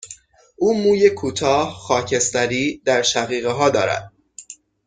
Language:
Persian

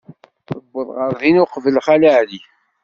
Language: Kabyle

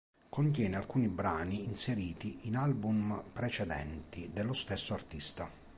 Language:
Italian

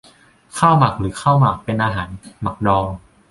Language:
Thai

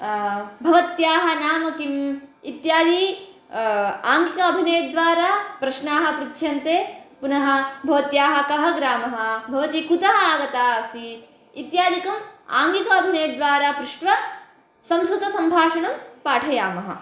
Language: Sanskrit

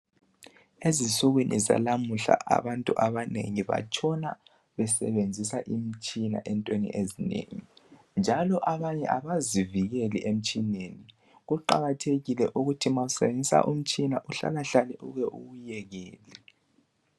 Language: North Ndebele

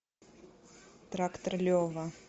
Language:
Russian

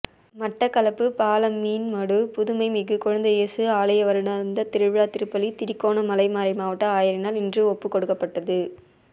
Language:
Tamil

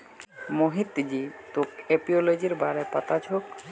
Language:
Magahi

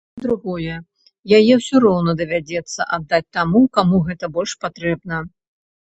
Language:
Belarusian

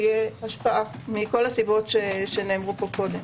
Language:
Hebrew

